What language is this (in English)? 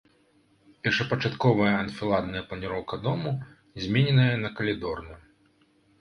Belarusian